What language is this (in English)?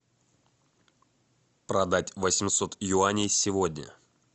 Russian